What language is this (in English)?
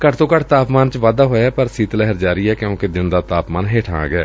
Punjabi